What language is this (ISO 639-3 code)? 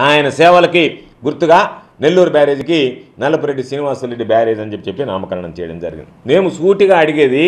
tel